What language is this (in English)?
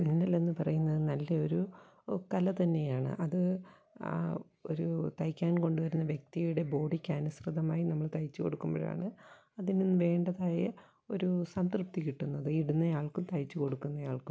Malayalam